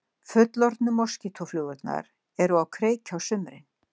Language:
Icelandic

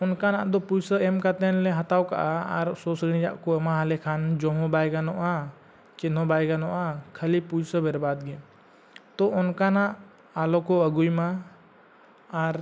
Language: Santali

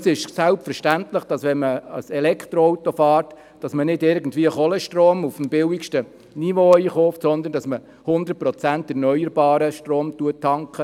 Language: Swiss German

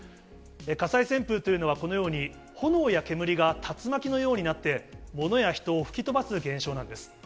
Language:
Japanese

